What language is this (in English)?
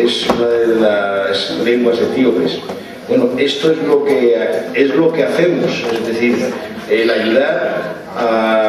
Spanish